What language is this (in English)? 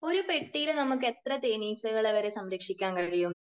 Malayalam